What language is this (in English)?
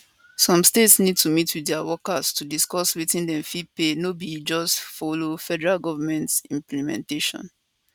Nigerian Pidgin